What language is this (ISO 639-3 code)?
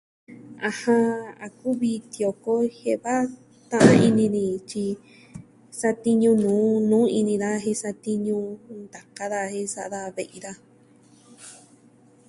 meh